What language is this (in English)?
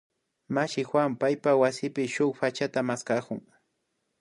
Imbabura Highland Quichua